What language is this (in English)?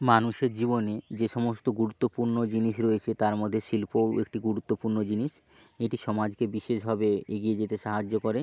Bangla